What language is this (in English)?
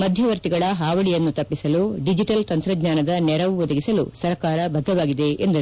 Kannada